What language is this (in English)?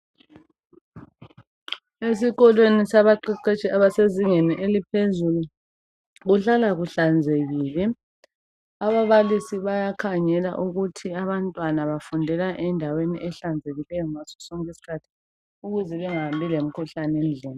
North Ndebele